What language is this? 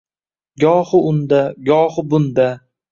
Uzbek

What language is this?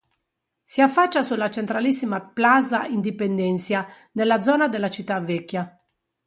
Italian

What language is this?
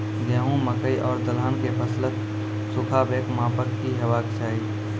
Maithili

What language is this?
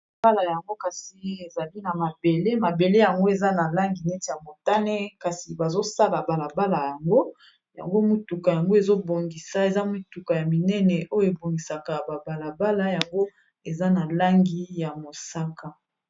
Lingala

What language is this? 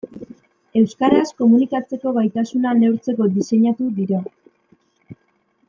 Basque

